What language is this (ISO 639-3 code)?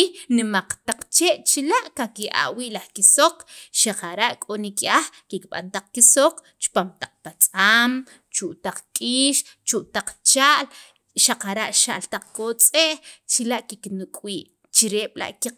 quv